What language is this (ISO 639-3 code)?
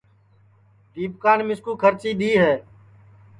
ssi